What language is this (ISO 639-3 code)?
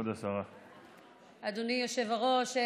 heb